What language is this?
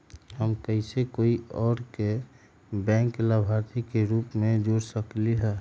Magahi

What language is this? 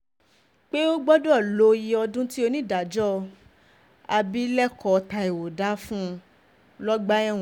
Yoruba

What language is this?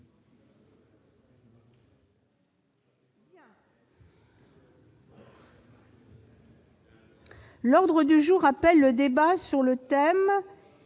French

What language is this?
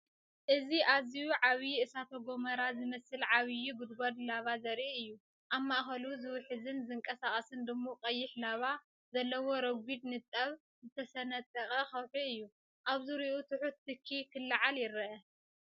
Tigrinya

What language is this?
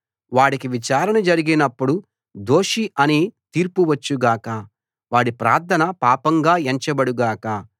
Telugu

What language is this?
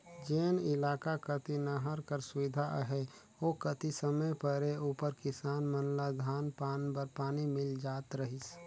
Chhattisgarhi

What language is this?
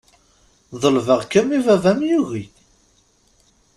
Kabyle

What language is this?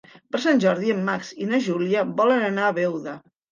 Catalan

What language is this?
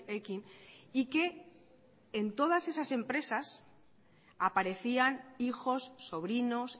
Spanish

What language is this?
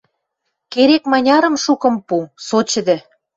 Western Mari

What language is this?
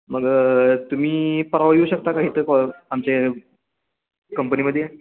Marathi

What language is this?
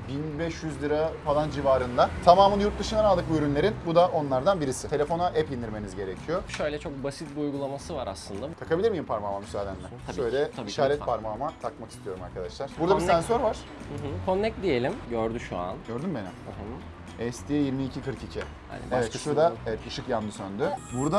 Turkish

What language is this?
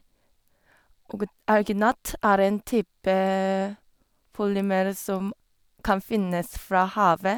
Norwegian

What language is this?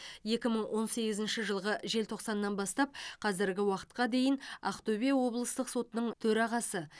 Kazakh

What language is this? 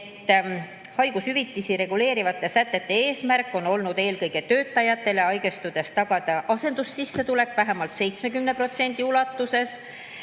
Estonian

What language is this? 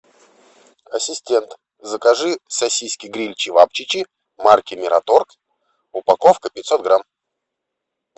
Russian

